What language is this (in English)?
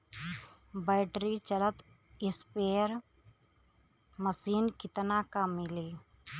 Bhojpuri